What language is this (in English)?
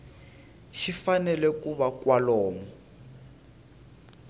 Tsonga